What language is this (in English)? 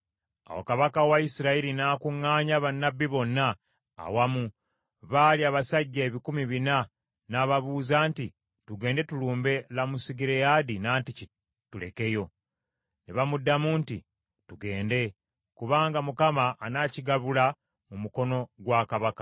Ganda